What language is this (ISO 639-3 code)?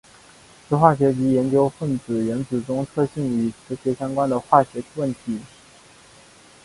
zho